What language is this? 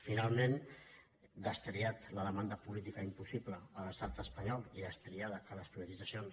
Catalan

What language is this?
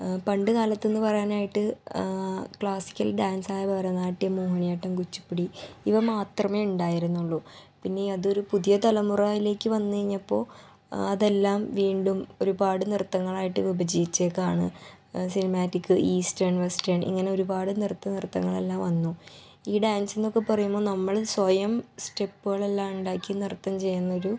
Malayalam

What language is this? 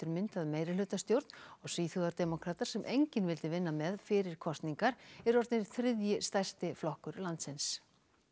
Icelandic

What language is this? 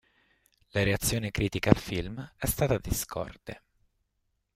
Italian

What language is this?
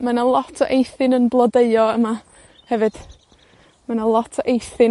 Welsh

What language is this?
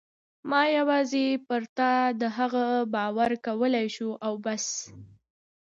Pashto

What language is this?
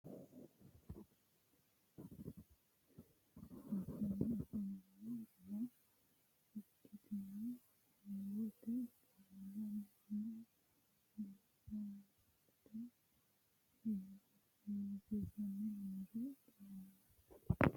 Sidamo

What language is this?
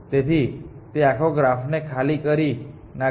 Gujarati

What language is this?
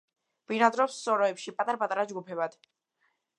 Georgian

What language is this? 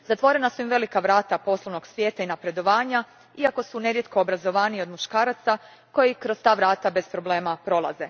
Croatian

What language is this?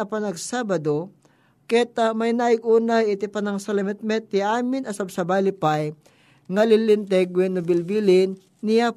Filipino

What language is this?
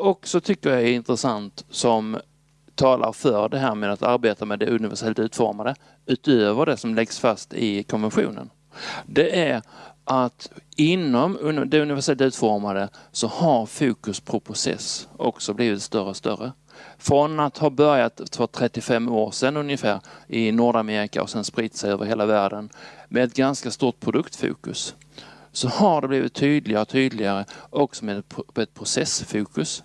Swedish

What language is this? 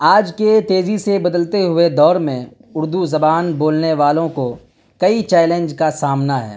Urdu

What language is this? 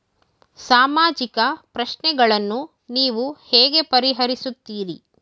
Kannada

